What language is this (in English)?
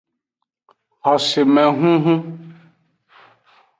Aja (Benin)